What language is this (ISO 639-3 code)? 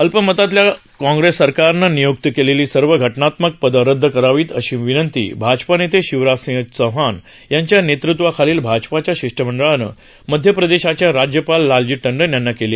mar